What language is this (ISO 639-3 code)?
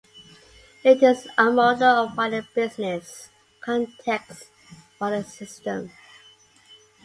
eng